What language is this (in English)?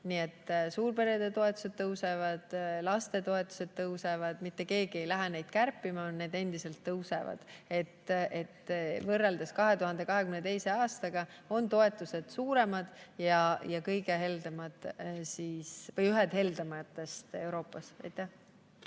Estonian